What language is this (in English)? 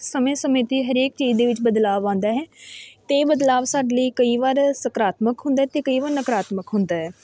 Punjabi